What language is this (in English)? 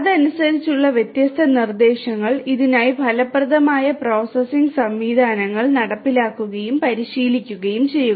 Malayalam